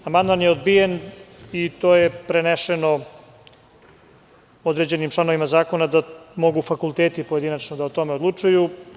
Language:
Serbian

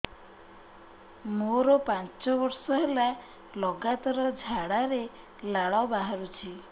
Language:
Odia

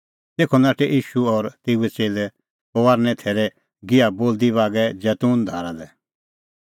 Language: Kullu Pahari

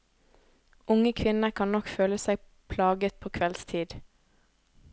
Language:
Norwegian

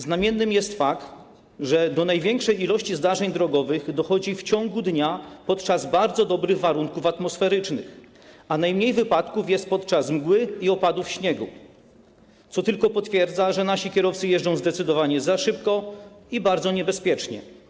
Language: Polish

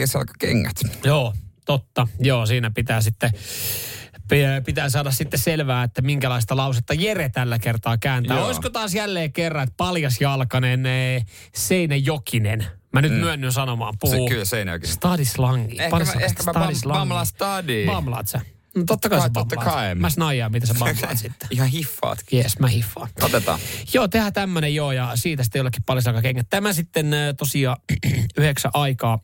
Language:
Finnish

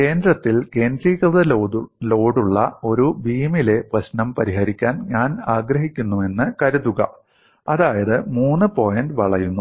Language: Malayalam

